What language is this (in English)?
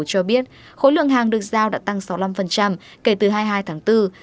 Vietnamese